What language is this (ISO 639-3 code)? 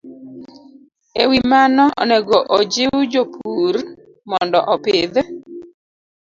luo